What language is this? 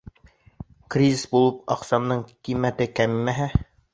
Bashkir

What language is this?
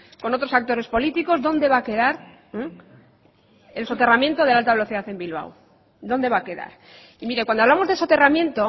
Spanish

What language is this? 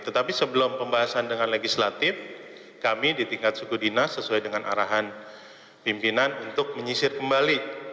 Indonesian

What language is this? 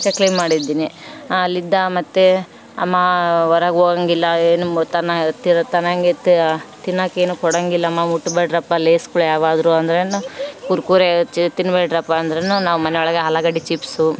Kannada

